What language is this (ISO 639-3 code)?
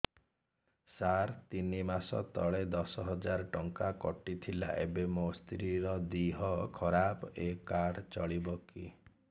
ori